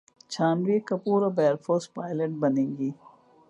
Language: Urdu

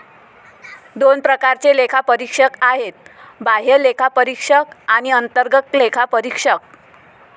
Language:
Marathi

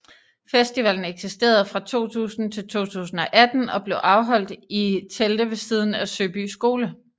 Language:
Danish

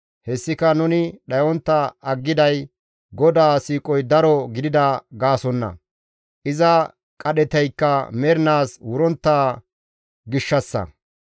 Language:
Gamo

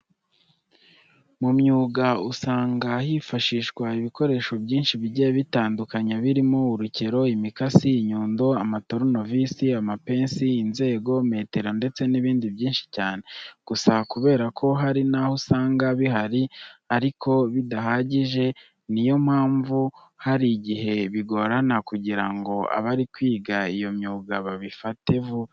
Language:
Kinyarwanda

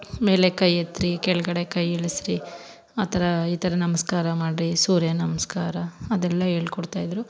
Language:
Kannada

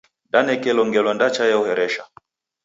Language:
Taita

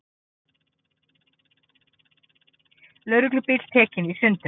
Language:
Icelandic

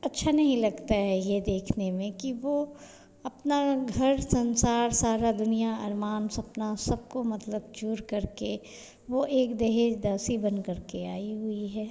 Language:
Hindi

